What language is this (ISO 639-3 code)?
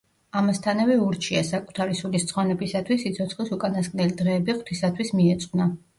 kat